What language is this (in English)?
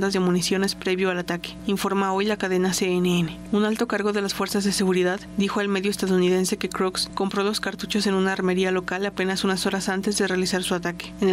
Spanish